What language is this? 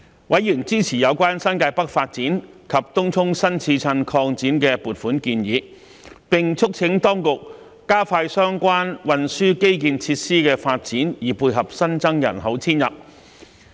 Cantonese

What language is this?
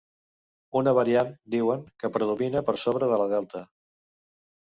Catalan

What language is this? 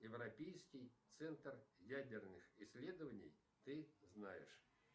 Russian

